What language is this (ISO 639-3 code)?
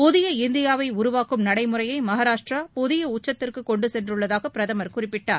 tam